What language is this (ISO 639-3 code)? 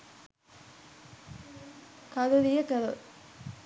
sin